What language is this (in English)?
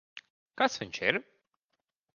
Latvian